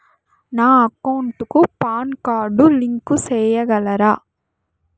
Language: Telugu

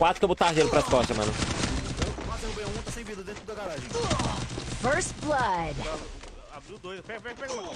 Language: Portuguese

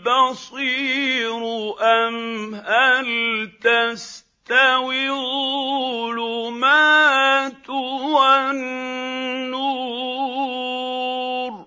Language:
Arabic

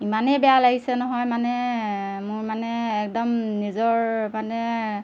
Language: Assamese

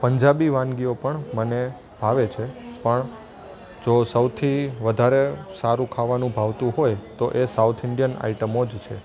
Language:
Gujarati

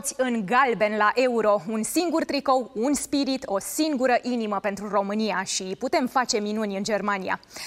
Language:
Romanian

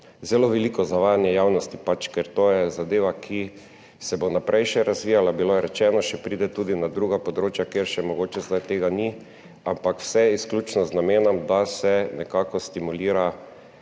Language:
Slovenian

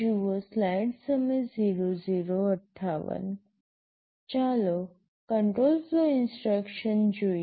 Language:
Gujarati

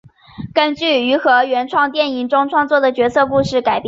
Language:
Chinese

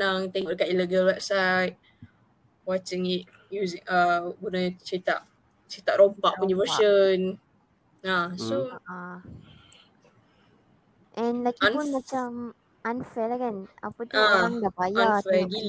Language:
Malay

